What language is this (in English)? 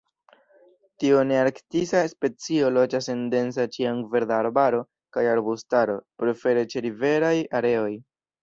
Esperanto